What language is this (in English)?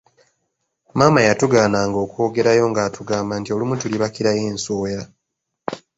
Ganda